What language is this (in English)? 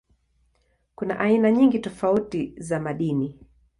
Swahili